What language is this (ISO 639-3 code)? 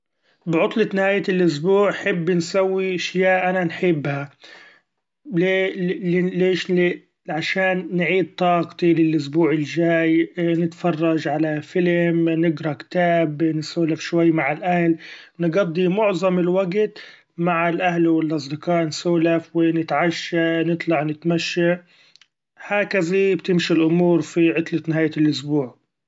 afb